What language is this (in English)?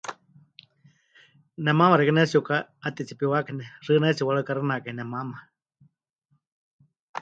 Huichol